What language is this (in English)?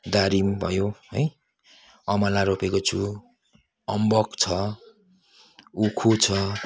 Nepali